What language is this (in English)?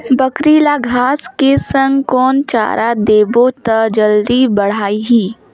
Chhattisgarhi